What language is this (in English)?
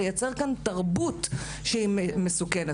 Hebrew